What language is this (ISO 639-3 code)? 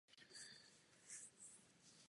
ces